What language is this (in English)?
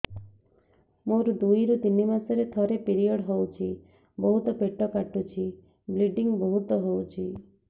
Odia